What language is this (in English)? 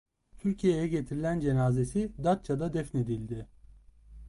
Turkish